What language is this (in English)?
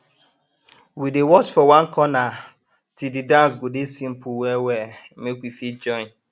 Nigerian Pidgin